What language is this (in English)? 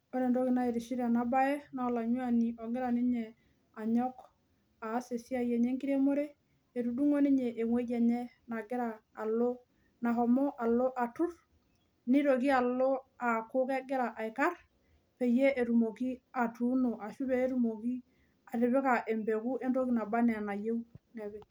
Masai